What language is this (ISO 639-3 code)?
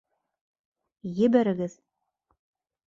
bak